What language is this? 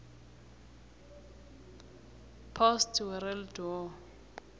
South Ndebele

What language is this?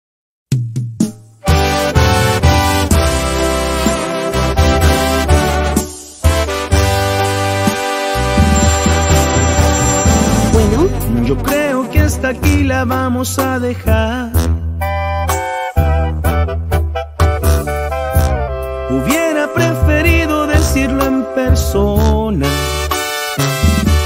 Spanish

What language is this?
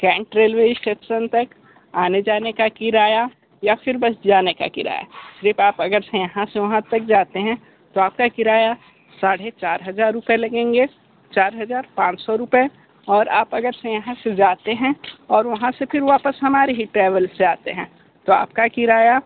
Hindi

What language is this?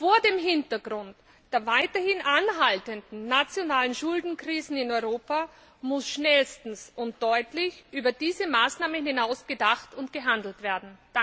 German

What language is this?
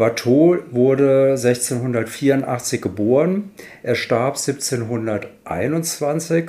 German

